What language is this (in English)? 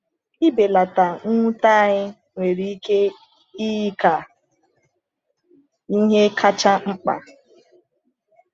Igbo